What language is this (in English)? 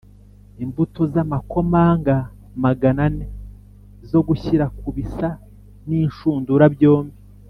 Kinyarwanda